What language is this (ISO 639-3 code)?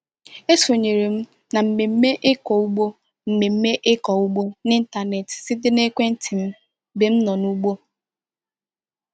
ibo